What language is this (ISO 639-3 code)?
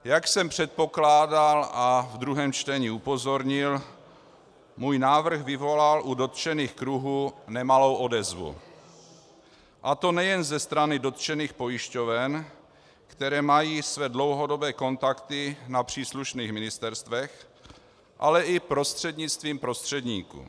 ces